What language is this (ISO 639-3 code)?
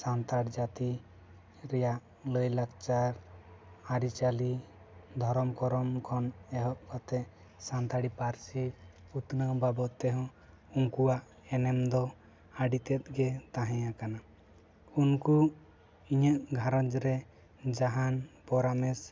sat